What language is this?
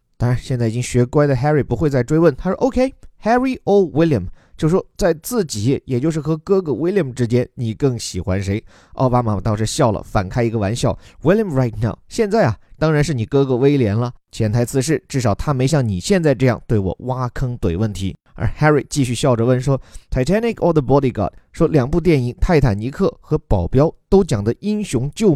Chinese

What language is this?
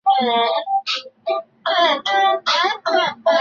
Chinese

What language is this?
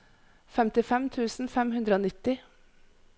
Norwegian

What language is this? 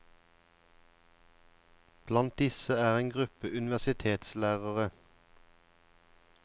Norwegian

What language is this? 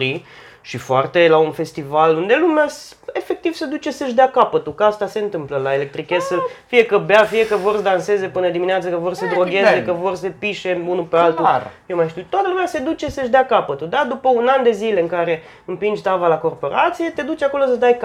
Romanian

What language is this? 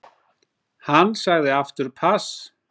Icelandic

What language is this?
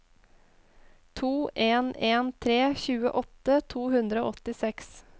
Norwegian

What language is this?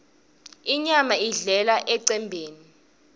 Swati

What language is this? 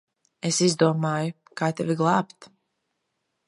Latvian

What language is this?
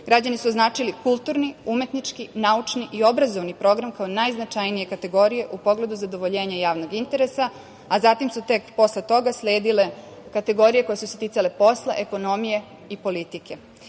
Serbian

